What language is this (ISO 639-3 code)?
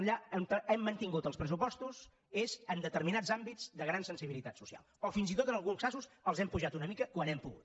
cat